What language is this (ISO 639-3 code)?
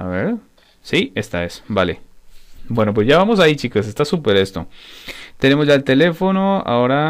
spa